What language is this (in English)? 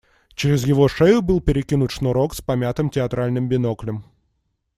Russian